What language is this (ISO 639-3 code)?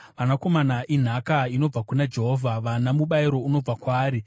sna